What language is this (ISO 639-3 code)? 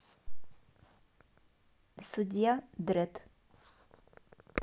rus